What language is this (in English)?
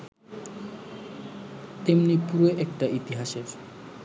Bangla